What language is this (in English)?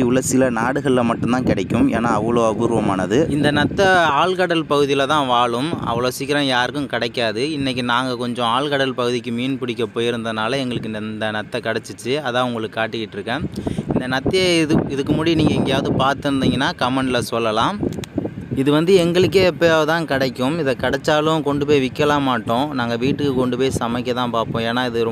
Hindi